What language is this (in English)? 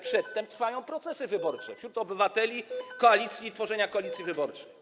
Polish